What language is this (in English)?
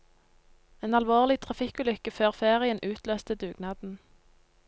Norwegian